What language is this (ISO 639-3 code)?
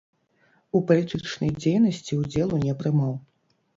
bel